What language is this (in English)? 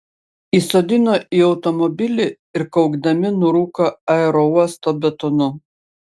Lithuanian